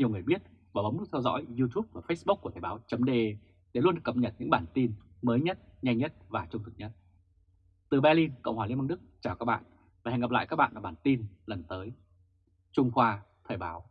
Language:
Vietnamese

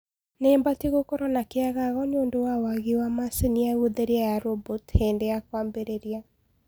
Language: Kikuyu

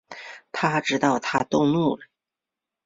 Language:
Chinese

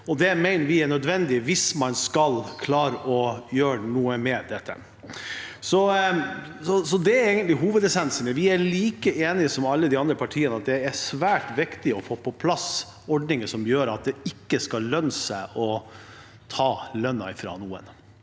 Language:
Norwegian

